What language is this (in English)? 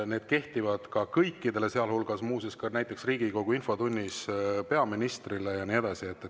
Estonian